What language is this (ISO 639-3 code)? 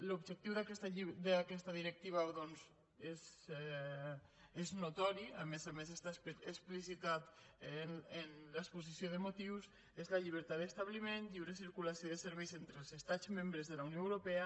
cat